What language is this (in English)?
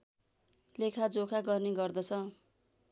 Nepali